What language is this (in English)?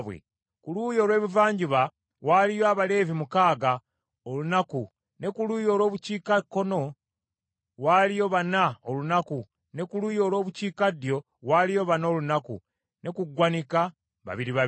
Ganda